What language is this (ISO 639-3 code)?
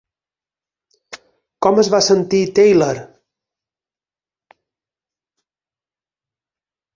cat